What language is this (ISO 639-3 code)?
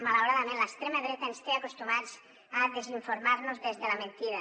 cat